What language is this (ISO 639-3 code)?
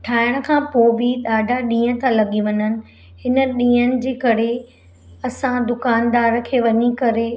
snd